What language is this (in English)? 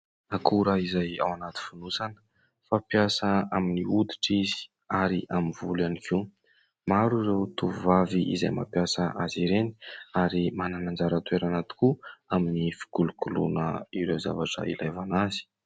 Malagasy